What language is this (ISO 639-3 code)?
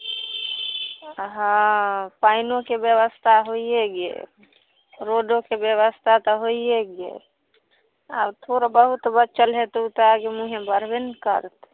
mai